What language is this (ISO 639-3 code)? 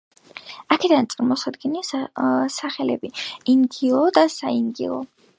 kat